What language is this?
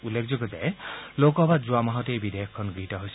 Assamese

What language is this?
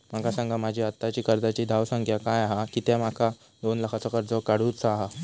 Marathi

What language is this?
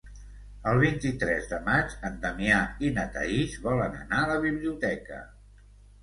Catalan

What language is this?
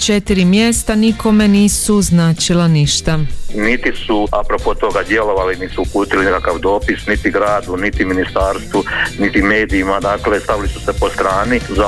Croatian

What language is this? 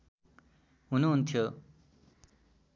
Nepali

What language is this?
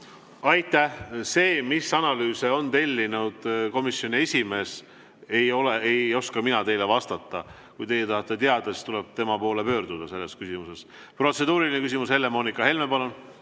Estonian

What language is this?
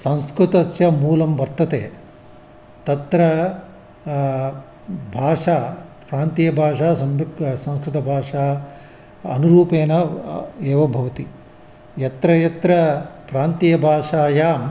Sanskrit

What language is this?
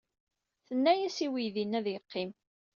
Kabyle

